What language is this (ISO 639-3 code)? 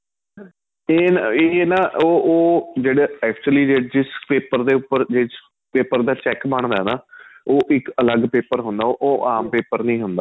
pan